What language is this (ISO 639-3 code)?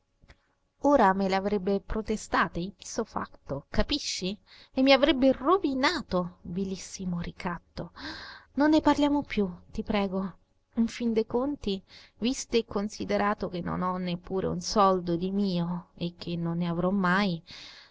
ita